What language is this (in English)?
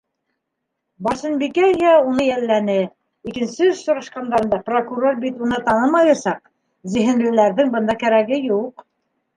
Bashkir